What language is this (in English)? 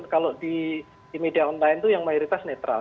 Indonesian